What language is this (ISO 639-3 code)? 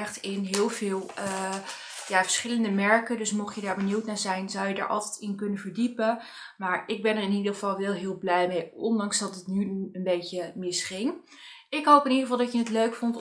nld